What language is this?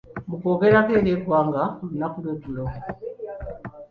Ganda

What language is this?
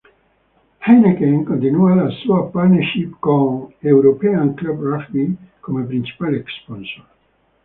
Italian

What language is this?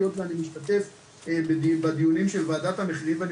Hebrew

